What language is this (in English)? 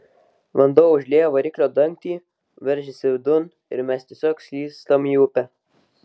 Lithuanian